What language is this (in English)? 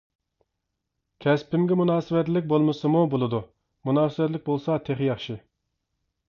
Uyghur